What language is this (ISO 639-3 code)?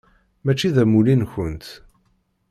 kab